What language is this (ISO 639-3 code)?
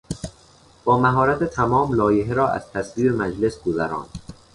fas